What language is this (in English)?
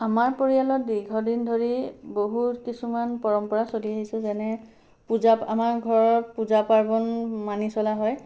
Assamese